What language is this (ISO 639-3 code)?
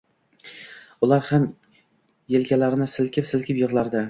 uzb